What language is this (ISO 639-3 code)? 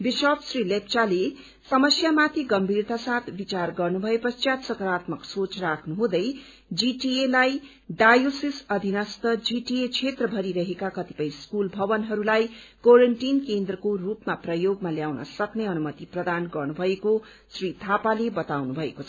nep